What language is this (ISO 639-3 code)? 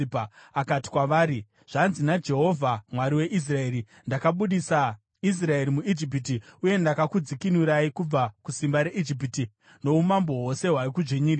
sna